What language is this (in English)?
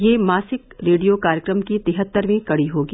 Hindi